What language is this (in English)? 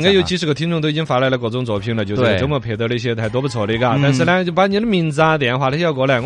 Chinese